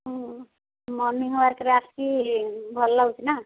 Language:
Odia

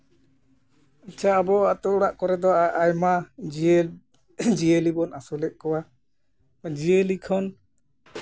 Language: Santali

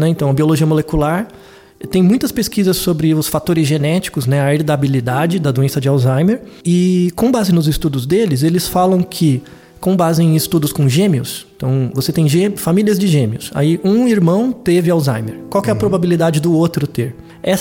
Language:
Portuguese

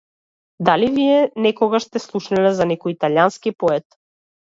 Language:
Macedonian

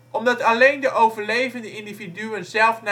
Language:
Dutch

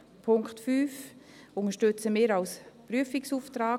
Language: Swiss German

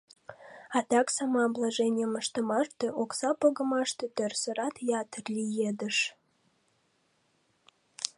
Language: Mari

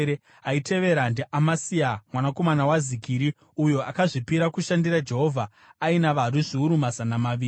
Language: Shona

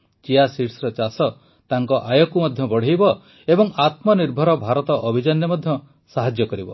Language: Odia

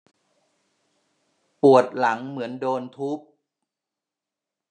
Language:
Thai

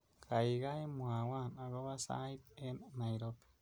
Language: Kalenjin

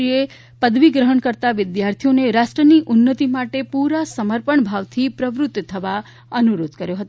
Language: Gujarati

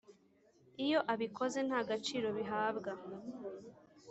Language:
Kinyarwanda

